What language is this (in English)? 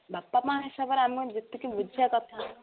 Odia